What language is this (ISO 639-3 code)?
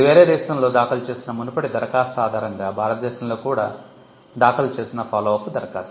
tel